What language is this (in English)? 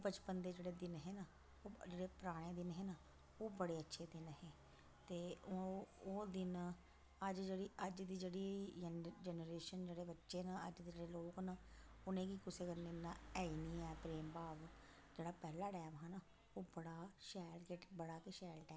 Dogri